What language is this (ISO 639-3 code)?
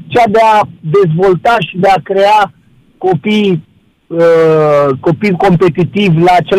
ron